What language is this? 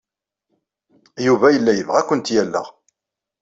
Kabyle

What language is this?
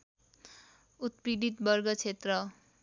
Nepali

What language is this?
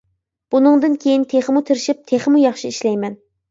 Uyghur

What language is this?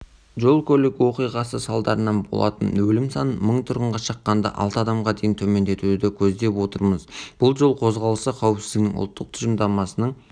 Kazakh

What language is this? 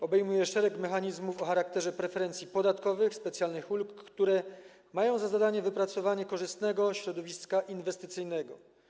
Polish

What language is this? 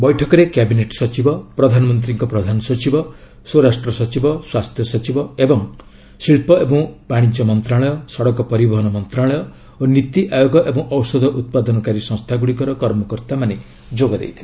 Odia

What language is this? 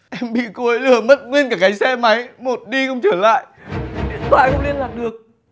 Vietnamese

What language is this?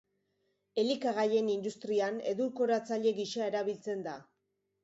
Basque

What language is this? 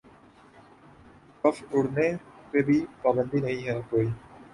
Urdu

